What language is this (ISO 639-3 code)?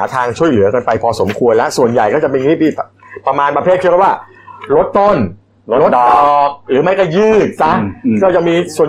tha